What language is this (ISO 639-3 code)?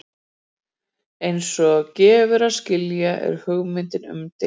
isl